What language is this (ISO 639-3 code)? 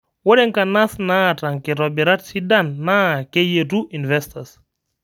mas